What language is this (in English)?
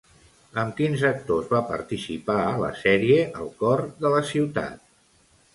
Catalan